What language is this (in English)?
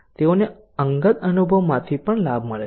Gujarati